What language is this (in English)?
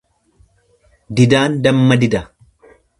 Oromo